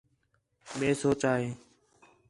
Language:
Khetrani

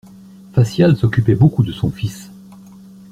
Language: French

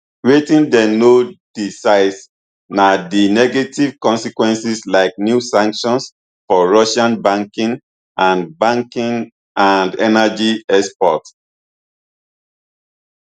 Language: Nigerian Pidgin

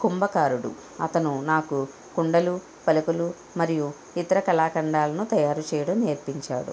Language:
Telugu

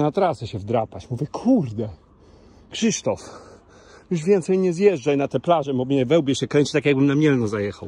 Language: Polish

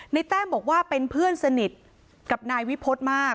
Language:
Thai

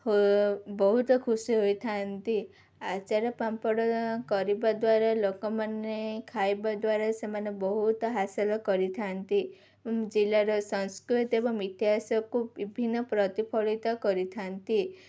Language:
Odia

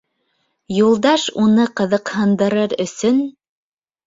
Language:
Bashkir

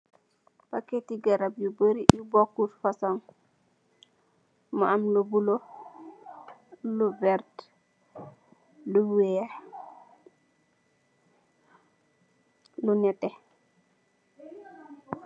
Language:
Wolof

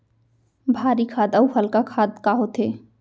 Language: Chhattisgarhi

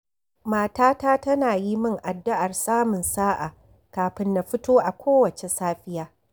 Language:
Hausa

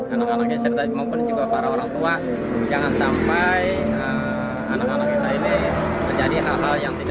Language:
Indonesian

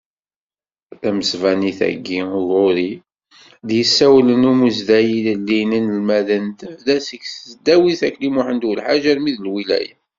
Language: Kabyle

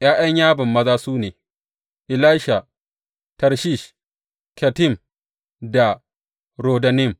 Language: Hausa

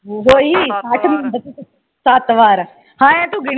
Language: Punjabi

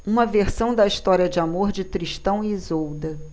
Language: Portuguese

